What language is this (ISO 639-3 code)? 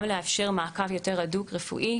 heb